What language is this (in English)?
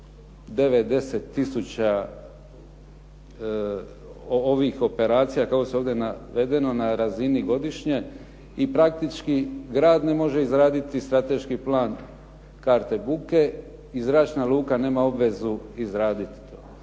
Croatian